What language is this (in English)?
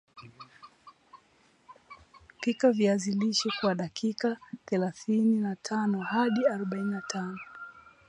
Swahili